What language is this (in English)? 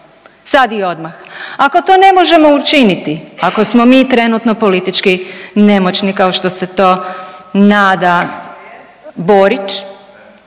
Croatian